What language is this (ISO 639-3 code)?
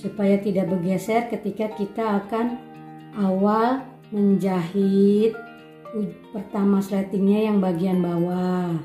ind